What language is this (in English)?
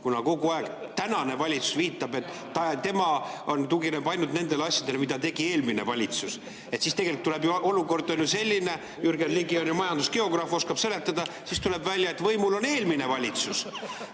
Estonian